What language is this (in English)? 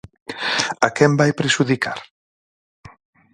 Galician